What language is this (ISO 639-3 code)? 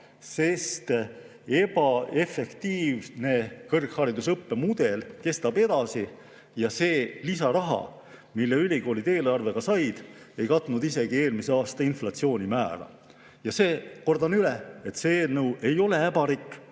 est